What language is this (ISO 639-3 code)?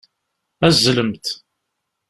kab